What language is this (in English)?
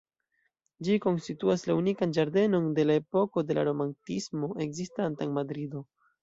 Esperanto